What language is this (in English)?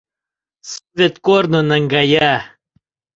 Mari